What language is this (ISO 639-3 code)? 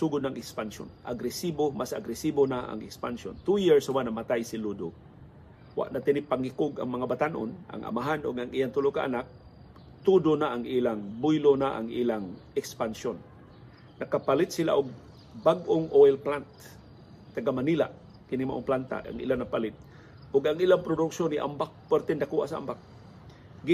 fil